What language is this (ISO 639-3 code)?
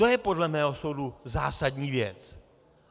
ces